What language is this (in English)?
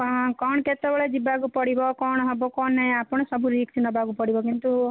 Odia